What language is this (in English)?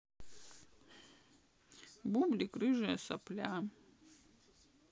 Russian